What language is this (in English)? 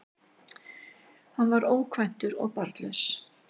Icelandic